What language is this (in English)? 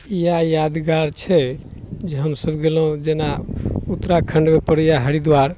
Maithili